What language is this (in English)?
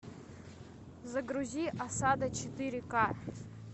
Russian